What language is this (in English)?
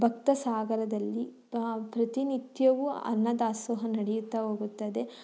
Kannada